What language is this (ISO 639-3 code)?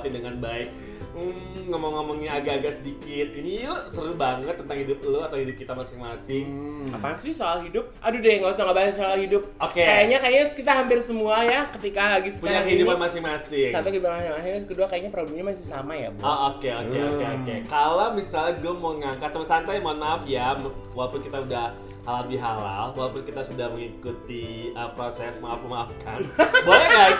ind